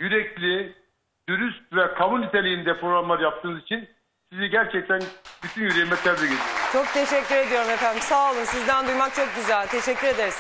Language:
Turkish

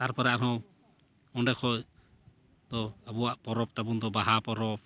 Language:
Santali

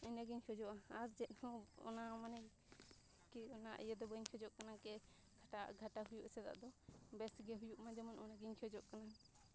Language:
Santali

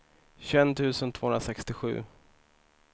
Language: Swedish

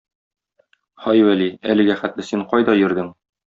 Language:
Tatar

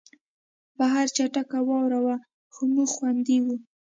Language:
Pashto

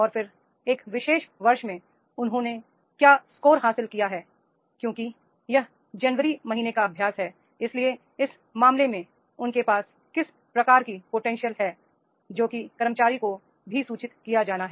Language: Hindi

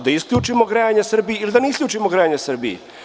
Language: Serbian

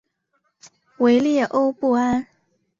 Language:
Chinese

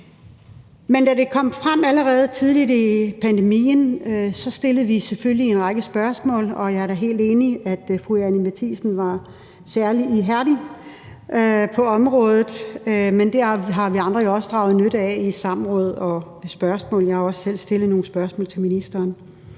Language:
Danish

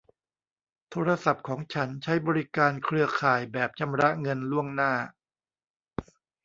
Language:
Thai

